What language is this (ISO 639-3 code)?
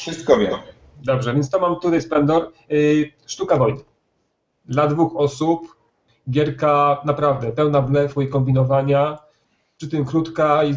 pol